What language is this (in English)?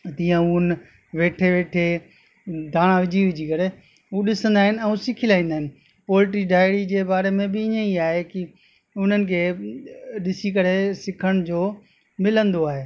Sindhi